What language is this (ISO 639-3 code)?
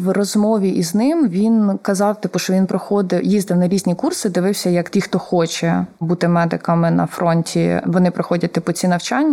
ukr